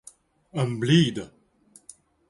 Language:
Romansh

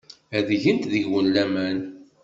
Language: Kabyle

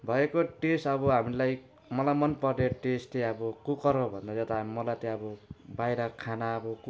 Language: Nepali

